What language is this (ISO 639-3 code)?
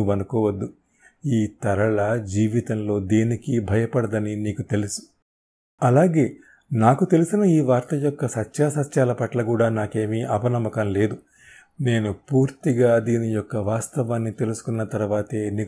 tel